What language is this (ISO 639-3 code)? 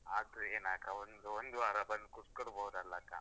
kan